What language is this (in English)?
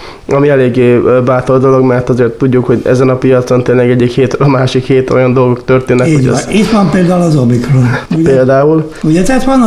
Hungarian